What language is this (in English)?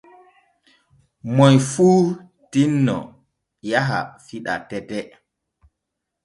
Borgu Fulfulde